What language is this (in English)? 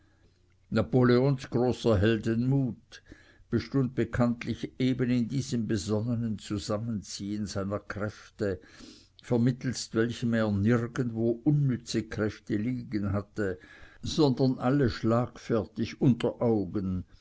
German